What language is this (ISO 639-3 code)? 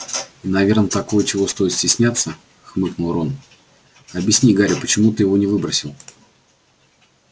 rus